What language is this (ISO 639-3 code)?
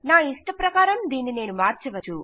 tel